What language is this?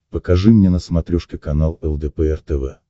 Russian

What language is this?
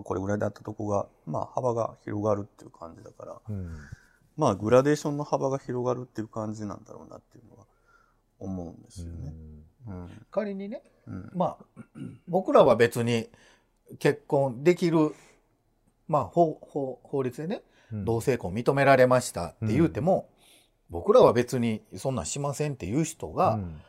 Japanese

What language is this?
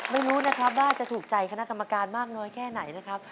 Thai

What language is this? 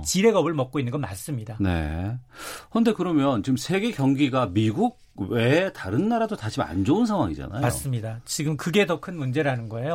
Korean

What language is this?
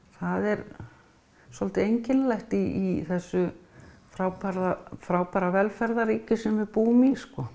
Icelandic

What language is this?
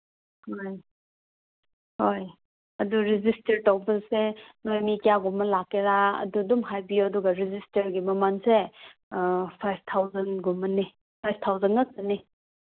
Manipuri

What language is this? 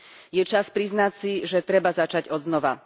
Slovak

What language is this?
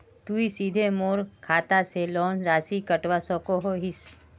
Magahi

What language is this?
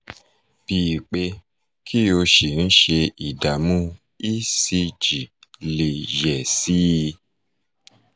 Yoruba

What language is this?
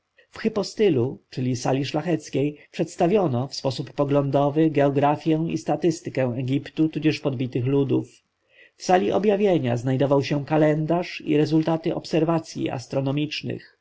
Polish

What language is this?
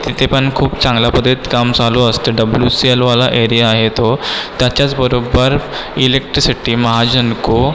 Marathi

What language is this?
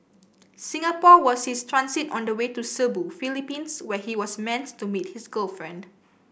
English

